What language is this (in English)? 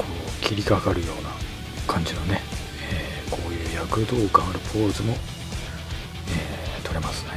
Japanese